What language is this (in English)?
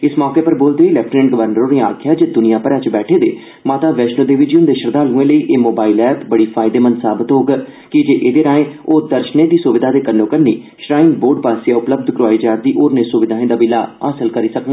Dogri